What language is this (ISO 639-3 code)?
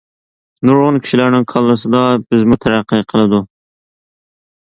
uig